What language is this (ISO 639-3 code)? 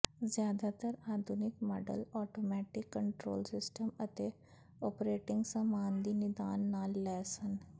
pan